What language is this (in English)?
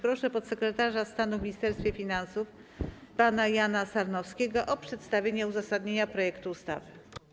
Polish